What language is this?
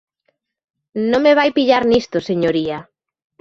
Galician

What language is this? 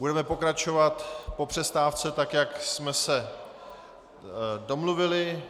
Czech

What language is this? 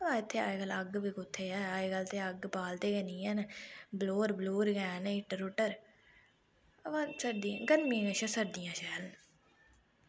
Dogri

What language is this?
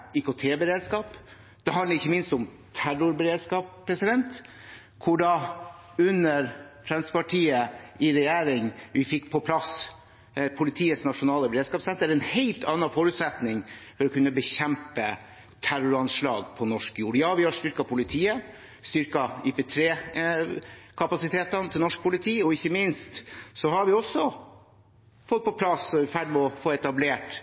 Norwegian Bokmål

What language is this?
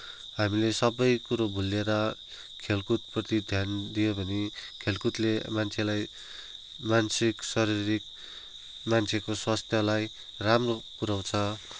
Nepali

